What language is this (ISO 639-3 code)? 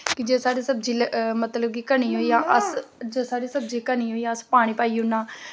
doi